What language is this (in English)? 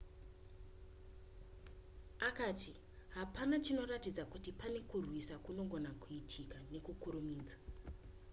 Shona